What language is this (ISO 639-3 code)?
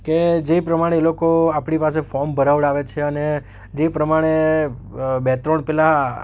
guj